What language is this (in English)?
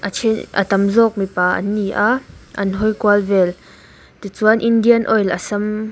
Mizo